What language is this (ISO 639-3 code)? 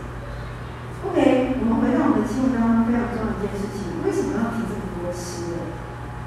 zho